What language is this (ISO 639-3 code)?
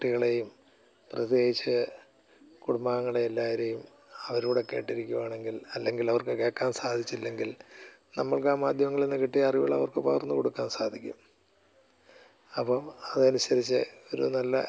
mal